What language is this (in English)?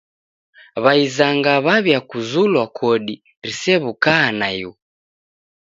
Taita